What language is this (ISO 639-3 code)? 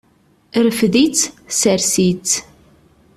kab